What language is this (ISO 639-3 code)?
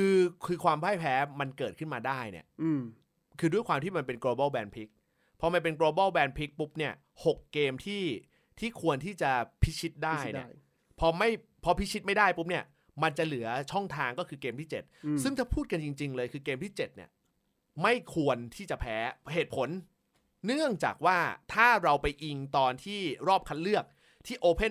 tha